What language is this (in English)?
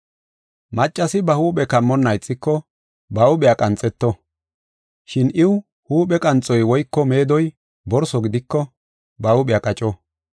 Gofa